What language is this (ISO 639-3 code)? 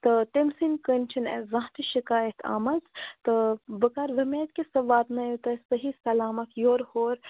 kas